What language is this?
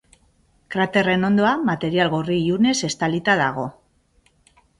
Basque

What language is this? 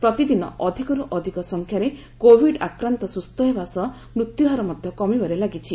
Odia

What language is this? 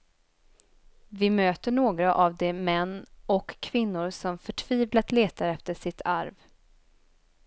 Swedish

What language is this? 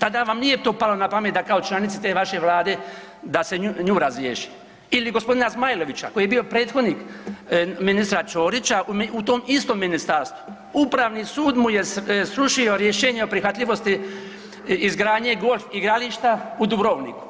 Croatian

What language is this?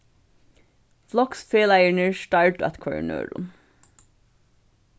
Faroese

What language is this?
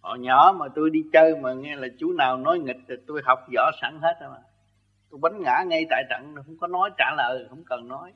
Vietnamese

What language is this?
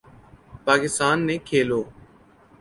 Urdu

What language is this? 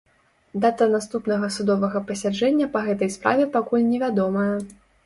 Belarusian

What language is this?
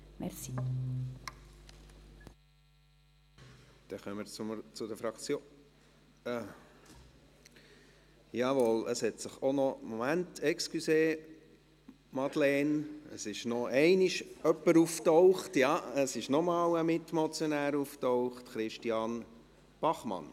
Swiss German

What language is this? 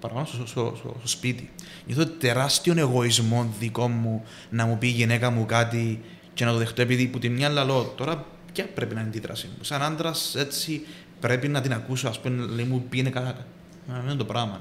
Greek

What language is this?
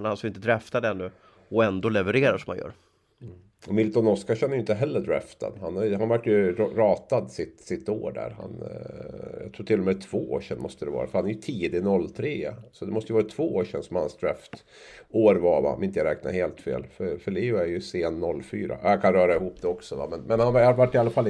Swedish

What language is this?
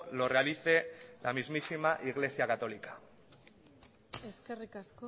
Spanish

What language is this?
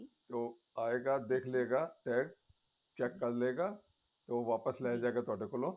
Punjabi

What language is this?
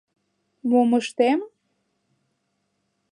Mari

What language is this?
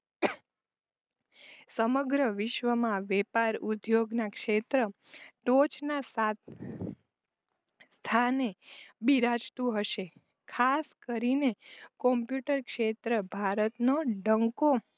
Gujarati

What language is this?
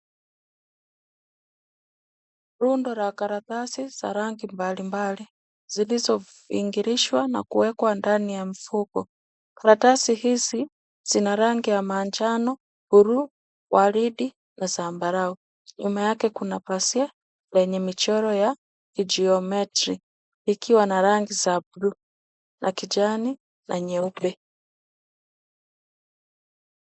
Swahili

